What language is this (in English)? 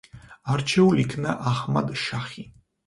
Georgian